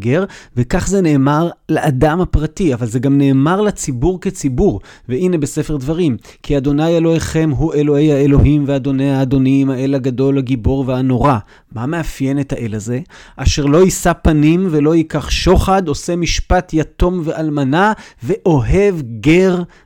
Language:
Hebrew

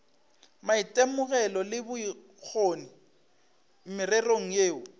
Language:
Northern Sotho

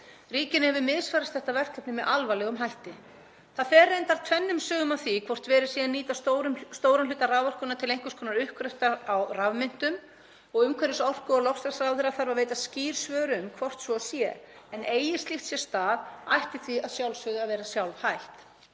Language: Icelandic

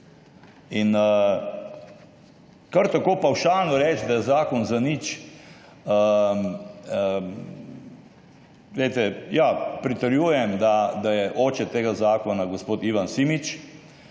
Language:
Slovenian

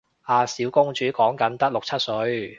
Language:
Cantonese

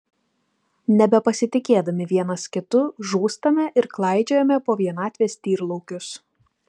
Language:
Lithuanian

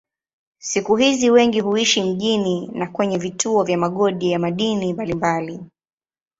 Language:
Swahili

